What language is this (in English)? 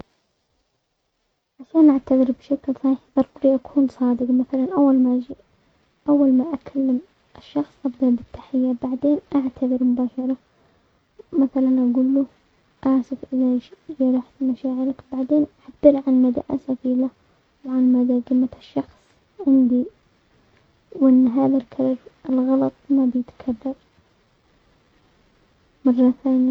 Omani Arabic